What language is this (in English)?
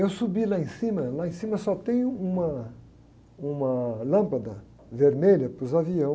Portuguese